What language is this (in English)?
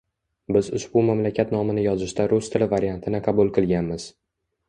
Uzbek